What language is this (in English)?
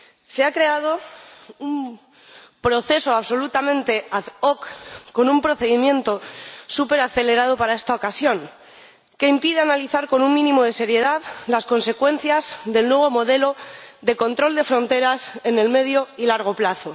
Spanish